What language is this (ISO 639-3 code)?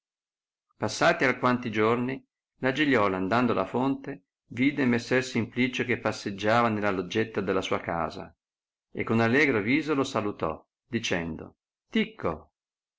ita